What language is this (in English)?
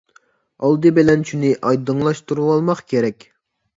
Uyghur